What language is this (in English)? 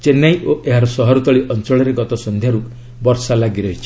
Odia